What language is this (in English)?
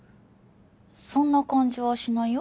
Japanese